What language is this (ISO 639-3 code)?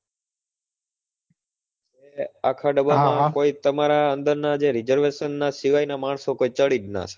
guj